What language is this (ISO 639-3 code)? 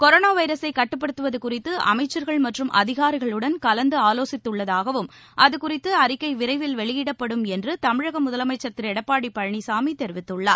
tam